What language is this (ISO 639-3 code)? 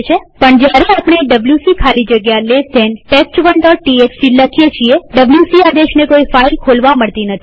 guj